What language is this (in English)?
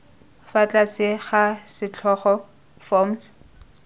Tswana